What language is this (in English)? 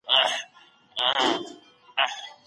Pashto